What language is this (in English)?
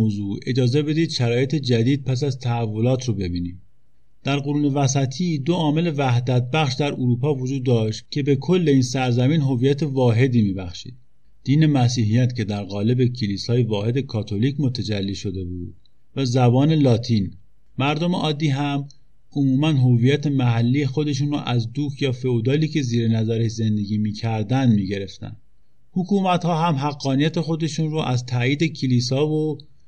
Persian